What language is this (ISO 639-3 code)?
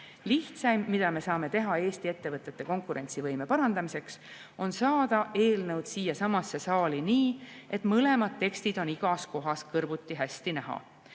est